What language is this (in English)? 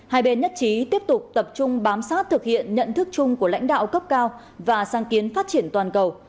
Vietnamese